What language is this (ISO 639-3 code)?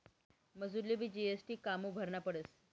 mar